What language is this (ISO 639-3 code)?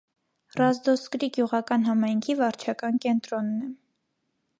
hye